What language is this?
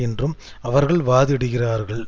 Tamil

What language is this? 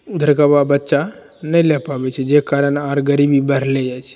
Maithili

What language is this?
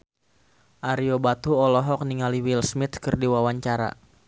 Sundanese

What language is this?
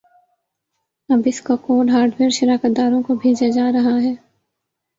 Urdu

